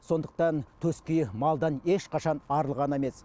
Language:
Kazakh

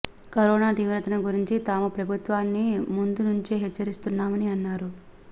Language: Telugu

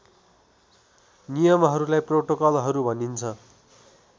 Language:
Nepali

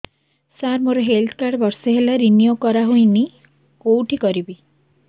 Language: Odia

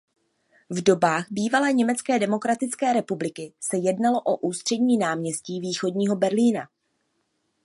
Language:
Czech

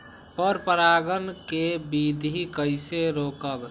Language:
Magahi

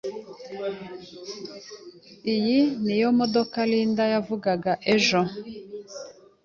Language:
Kinyarwanda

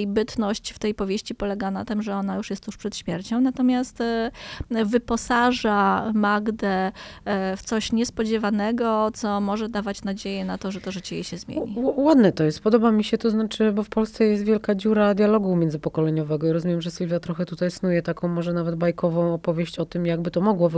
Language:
Polish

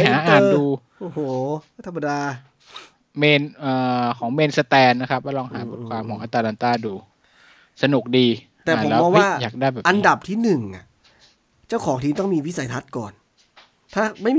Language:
Thai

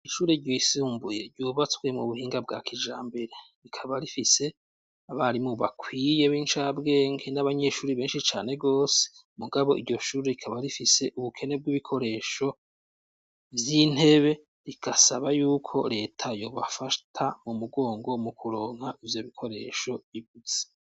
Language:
Rundi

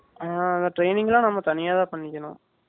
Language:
Tamil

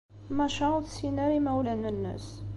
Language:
Kabyle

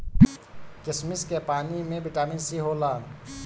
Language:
Bhojpuri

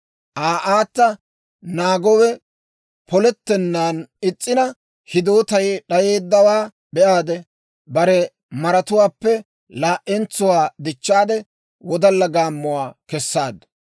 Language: Dawro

